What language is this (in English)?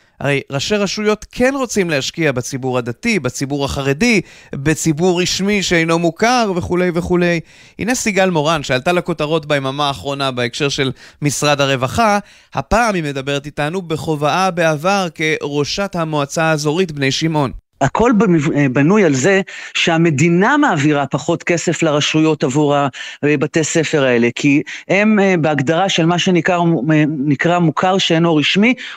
Hebrew